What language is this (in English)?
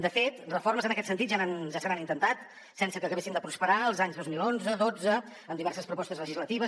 Catalan